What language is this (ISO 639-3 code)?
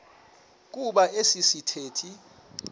xho